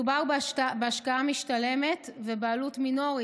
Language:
Hebrew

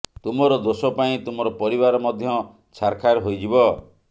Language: Odia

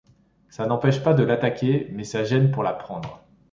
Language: French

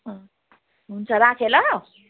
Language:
Nepali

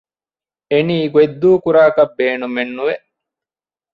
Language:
Divehi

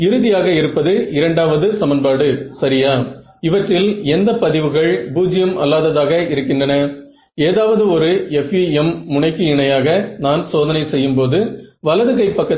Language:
Tamil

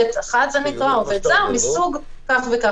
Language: Hebrew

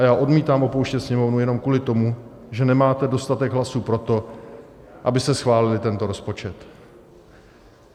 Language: Czech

